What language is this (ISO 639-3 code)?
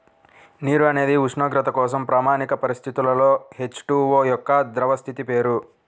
tel